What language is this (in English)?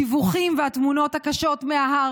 Hebrew